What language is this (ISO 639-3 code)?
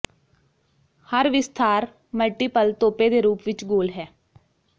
pan